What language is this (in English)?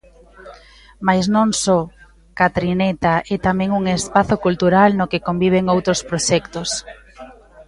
Galician